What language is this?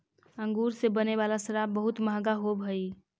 Magahi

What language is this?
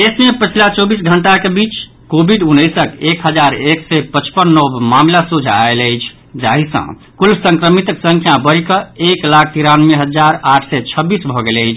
Maithili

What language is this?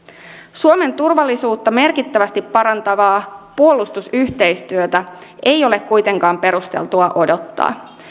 Finnish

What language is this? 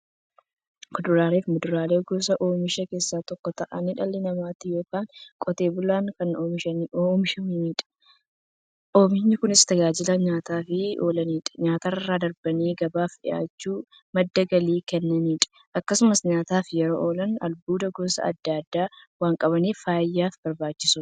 Oromo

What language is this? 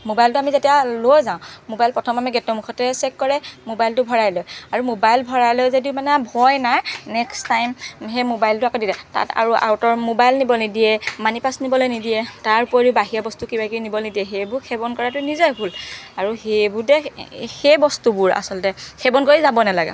Assamese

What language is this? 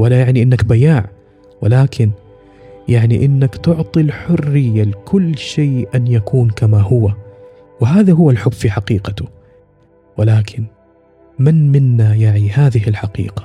Arabic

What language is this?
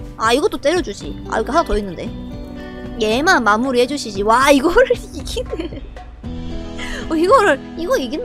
Korean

